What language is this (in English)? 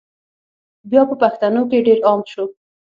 Pashto